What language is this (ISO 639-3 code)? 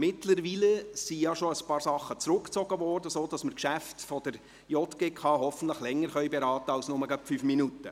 gsw